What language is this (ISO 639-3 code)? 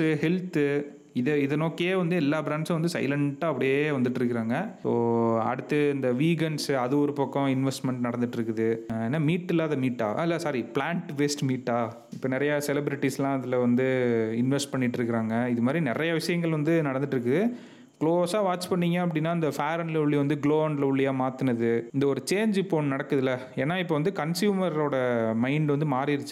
tam